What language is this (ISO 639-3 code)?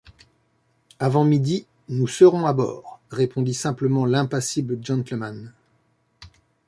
fra